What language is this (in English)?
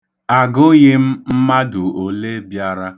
Igbo